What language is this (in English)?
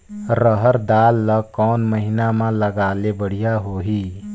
Chhattisgarhi